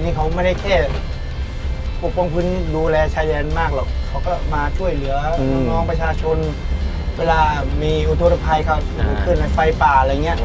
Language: Thai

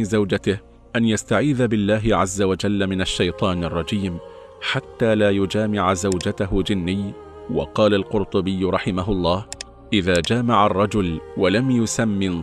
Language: Arabic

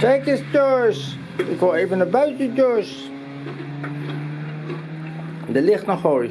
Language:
Dutch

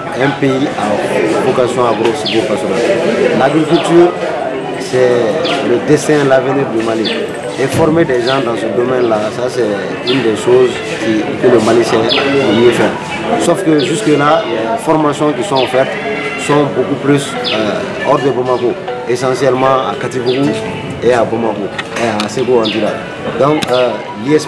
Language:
French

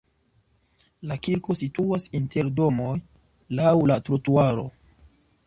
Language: Esperanto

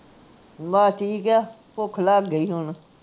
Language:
Punjabi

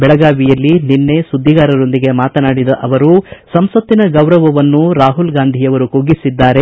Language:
Kannada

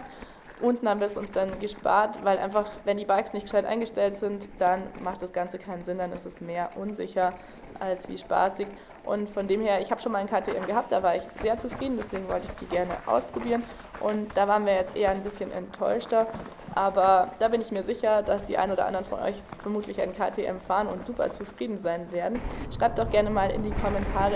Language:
German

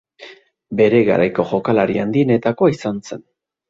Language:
Basque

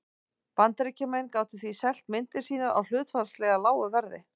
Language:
Icelandic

